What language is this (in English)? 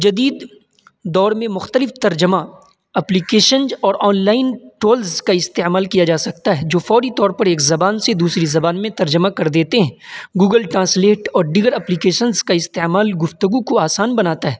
Urdu